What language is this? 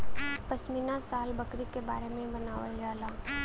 Bhojpuri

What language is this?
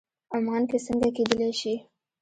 Pashto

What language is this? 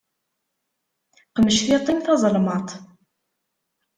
Kabyle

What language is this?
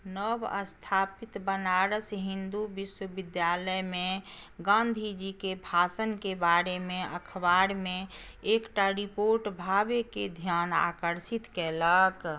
Maithili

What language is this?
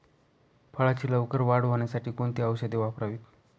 Marathi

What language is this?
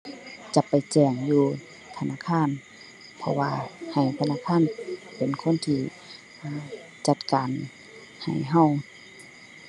Thai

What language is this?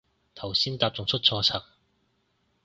Cantonese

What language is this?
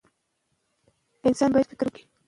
Pashto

